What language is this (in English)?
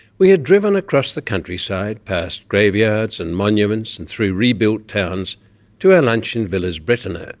English